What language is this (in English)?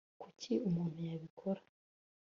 Kinyarwanda